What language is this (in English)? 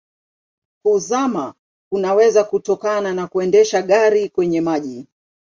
Swahili